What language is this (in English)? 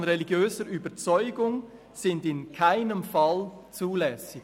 Swiss German